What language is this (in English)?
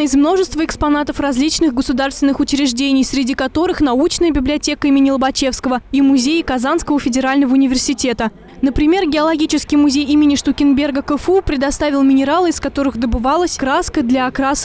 Russian